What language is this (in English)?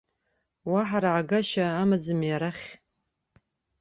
Abkhazian